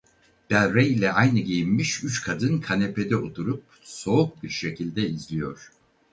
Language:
Turkish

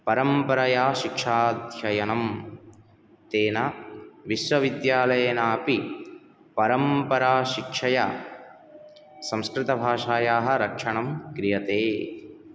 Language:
Sanskrit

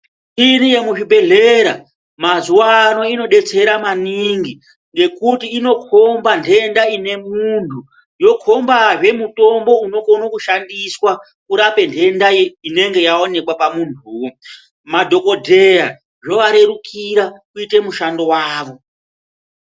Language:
Ndau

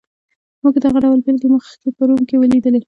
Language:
Pashto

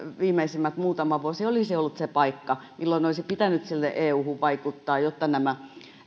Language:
Finnish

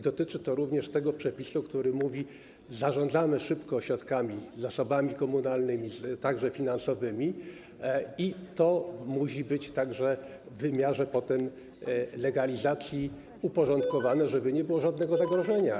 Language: Polish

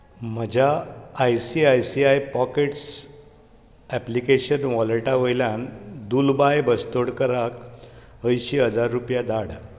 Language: Konkani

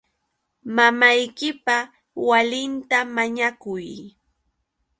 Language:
Yauyos Quechua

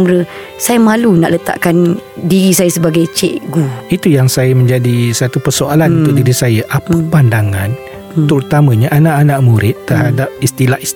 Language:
Malay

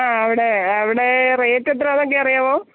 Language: Malayalam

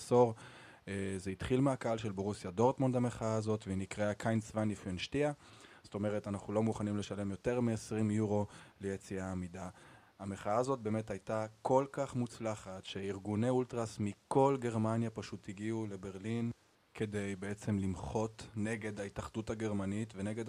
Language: Hebrew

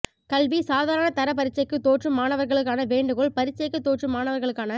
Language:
Tamil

